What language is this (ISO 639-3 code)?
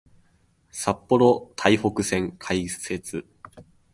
jpn